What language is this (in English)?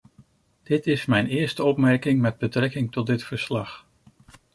Dutch